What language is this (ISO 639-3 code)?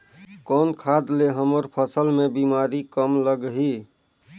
hne